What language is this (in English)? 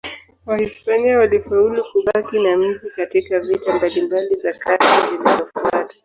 Swahili